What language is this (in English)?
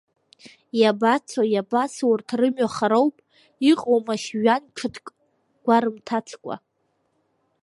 Abkhazian